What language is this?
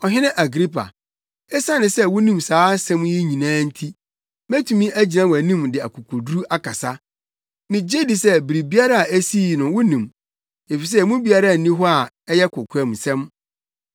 Akan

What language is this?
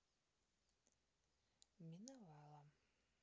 Russian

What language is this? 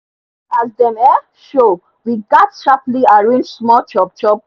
Nigerian Pidgin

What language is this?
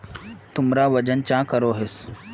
Magahi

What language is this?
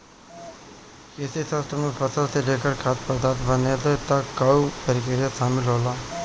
Bhojpuri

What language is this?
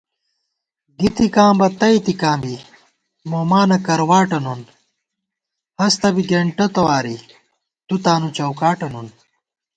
Gawar-Bati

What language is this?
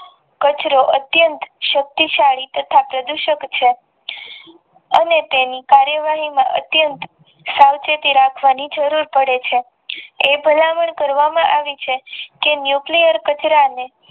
Gujarati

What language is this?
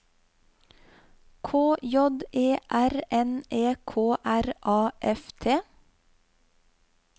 Norwegian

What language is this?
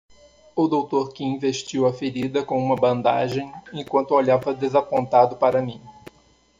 Portuguese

